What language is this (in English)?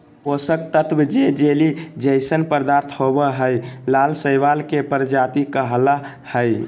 Magahi